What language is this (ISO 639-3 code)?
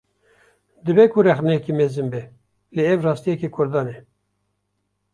kur